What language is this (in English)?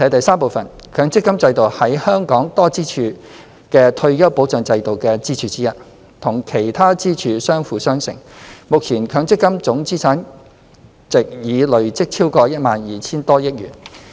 Cantonese